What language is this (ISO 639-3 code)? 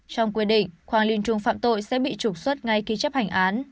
vie